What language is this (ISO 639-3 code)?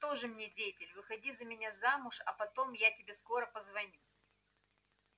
rus